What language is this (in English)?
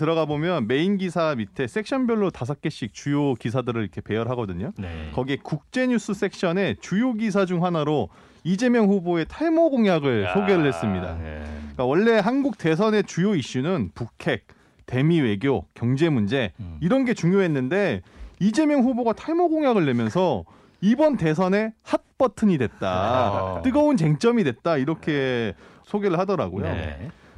Korean